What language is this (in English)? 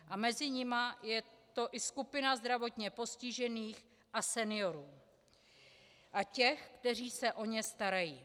Czech